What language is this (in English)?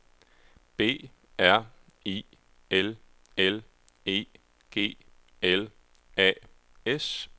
Danish